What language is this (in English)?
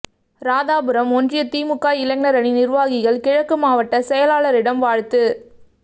Tamil